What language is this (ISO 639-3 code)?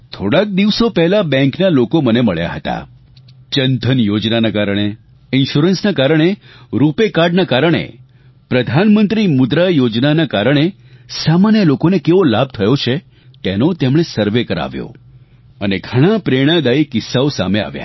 guj